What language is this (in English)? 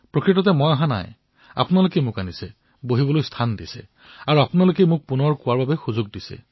Assamese